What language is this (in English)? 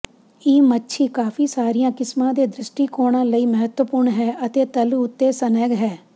Punjabi